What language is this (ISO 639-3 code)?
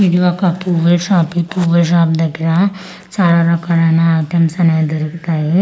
tel